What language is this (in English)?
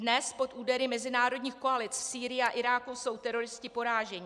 Czech